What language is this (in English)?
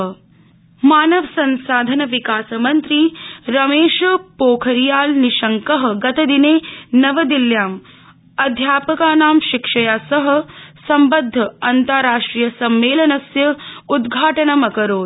Sanskrit